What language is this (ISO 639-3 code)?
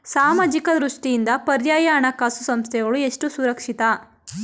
kan